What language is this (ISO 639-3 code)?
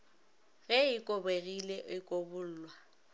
nso